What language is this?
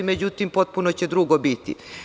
Serbian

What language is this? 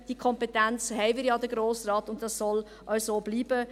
Swiss German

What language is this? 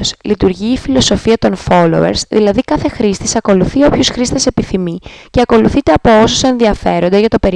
Greek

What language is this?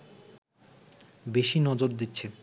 Bangla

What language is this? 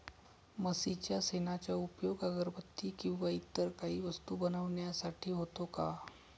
Marathi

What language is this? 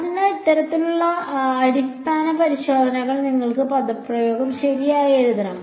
Malayalam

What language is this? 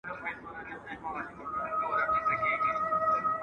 Pashto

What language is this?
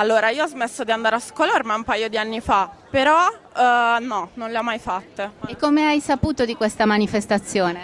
Italian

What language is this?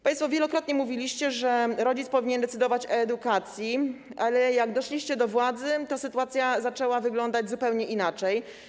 Polish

